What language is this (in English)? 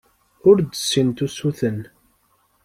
Kabyle